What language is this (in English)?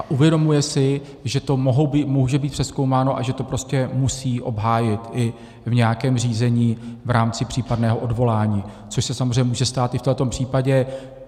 Czech